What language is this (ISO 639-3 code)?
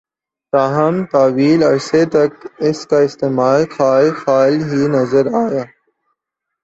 urd